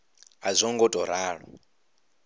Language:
Venda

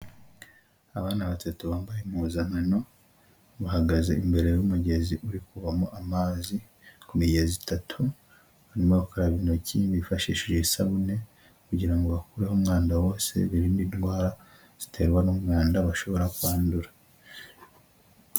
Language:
Kinyarwanda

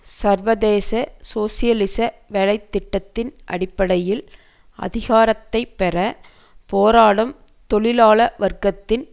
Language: Tamil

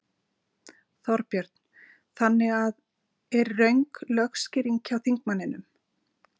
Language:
Icelandic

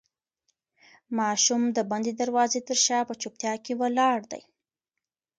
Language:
Pashto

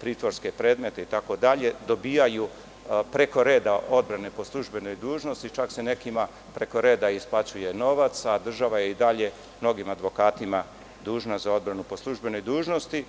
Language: Serbian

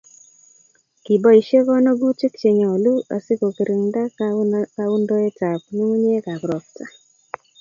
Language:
Kalenjin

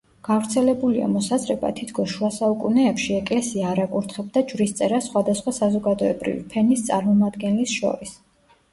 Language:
Georgian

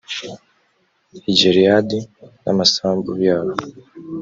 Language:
Kinyarwanda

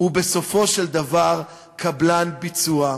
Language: Hebrew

